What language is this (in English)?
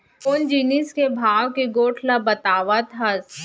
Chhattisgarhi